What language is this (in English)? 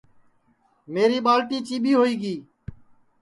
Sansi